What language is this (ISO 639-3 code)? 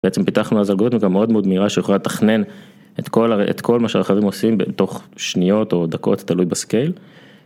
heb